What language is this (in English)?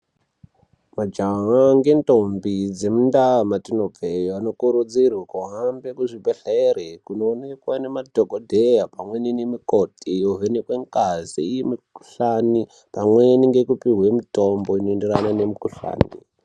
Ndau